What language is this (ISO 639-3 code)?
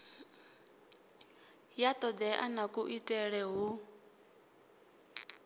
ven